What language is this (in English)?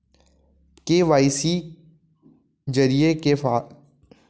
Chhattisgarhi